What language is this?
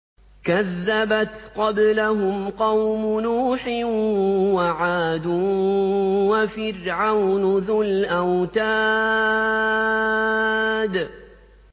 Arabic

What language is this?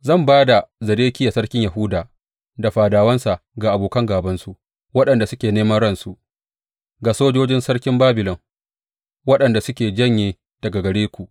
Hausa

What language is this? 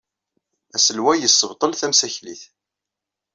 Kabyle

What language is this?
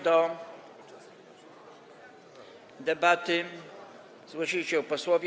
Polish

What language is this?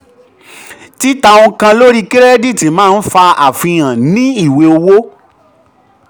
Yoruba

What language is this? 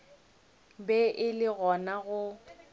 Northern Sotho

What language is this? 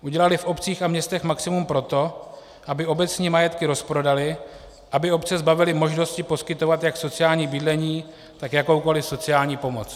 Czech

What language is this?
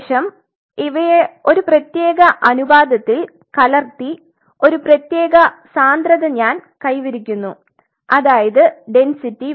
Malayalam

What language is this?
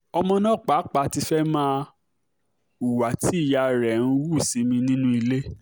Yoruba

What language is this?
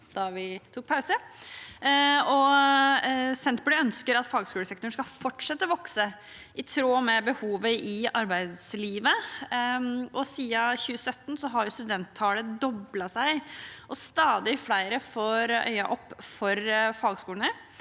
Norwegian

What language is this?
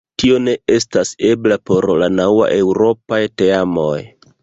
Esperanto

